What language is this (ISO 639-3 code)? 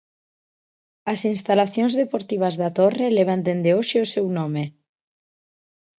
glg